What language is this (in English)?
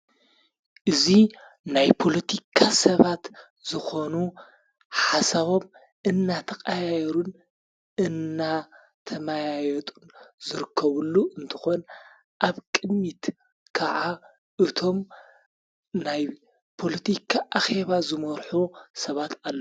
Tigrinya